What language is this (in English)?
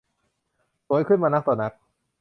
Thai